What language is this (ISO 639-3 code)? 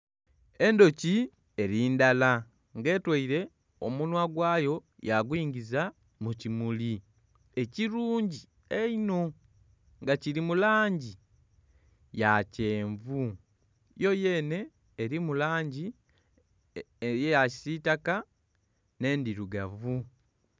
xog